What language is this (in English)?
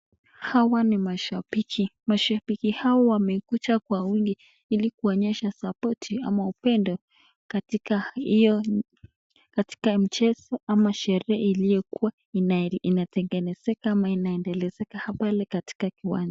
Swahili